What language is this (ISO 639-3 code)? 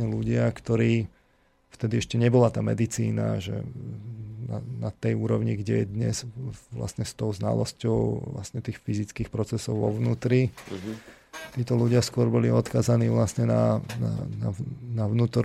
slk